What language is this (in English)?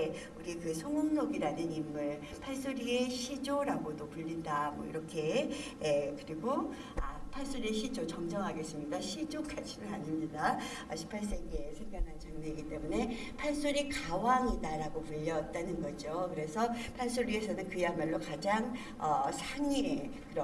Korean